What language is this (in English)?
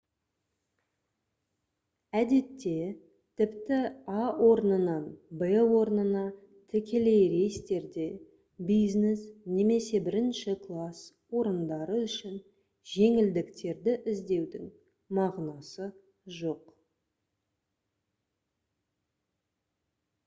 Kazakh